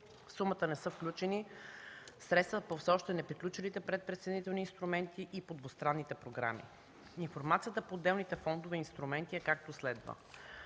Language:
Bulgarian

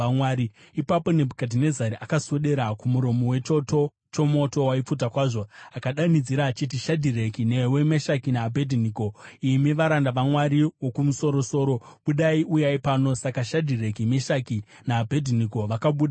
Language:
Shona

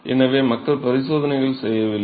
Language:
Tamil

